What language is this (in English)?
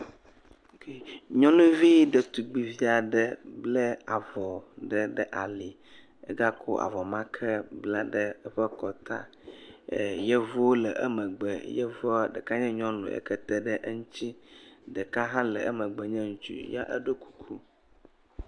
Ewe